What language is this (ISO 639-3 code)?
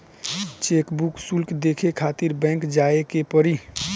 bho